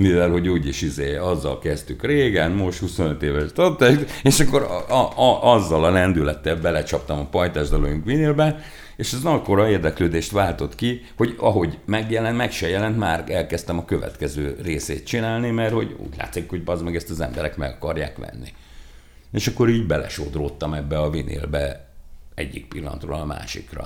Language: Hungarian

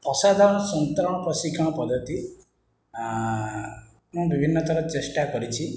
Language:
Odia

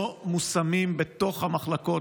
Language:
Hebrew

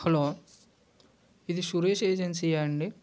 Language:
Telugu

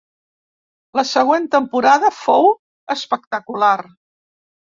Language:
Catalan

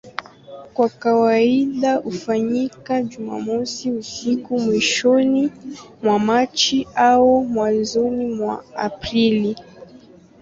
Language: Swahili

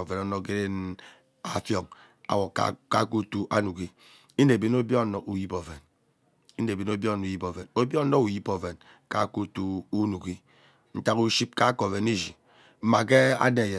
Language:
Ubaghara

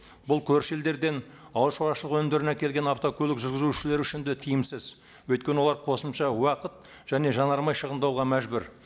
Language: Kazakh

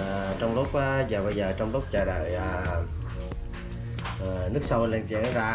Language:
Vietnamese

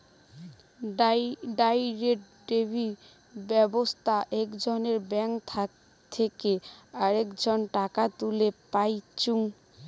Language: Bangla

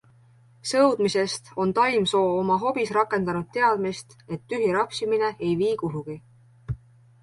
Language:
Estonian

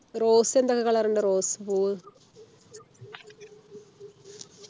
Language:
Malayalam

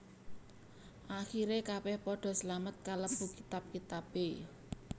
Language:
Javanese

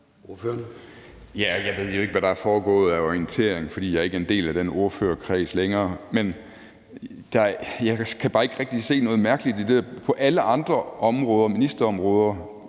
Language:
Danish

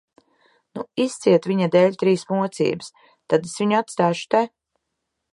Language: Latvian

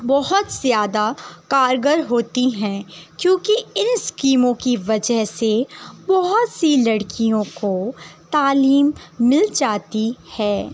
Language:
Urdu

